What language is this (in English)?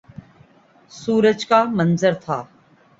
Urdu